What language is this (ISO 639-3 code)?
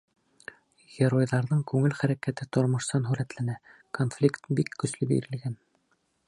bak